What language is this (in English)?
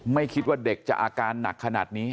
Thai